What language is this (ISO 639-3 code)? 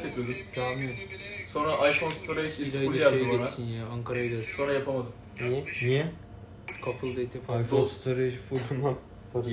tur